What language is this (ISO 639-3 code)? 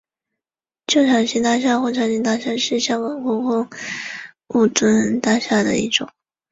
zho